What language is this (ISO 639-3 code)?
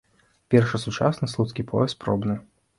bel